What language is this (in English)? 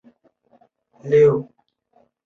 Chinese